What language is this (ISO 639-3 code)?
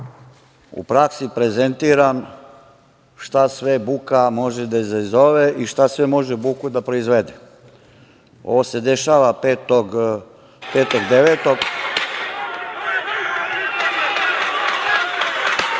srp